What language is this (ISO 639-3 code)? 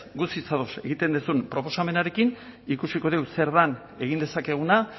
eus